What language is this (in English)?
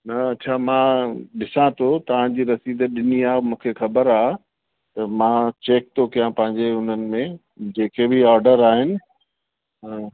Sindhi